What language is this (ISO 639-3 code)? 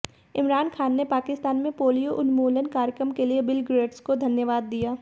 hin